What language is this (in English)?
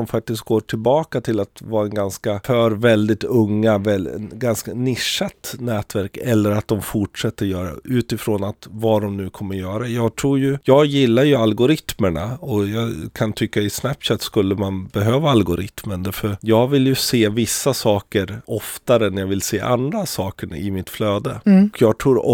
Swedish